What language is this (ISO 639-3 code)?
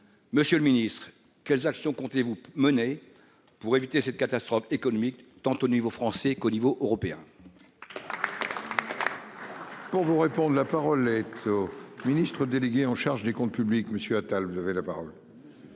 fra